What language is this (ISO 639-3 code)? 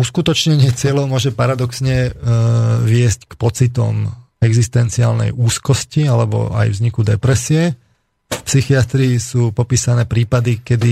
slk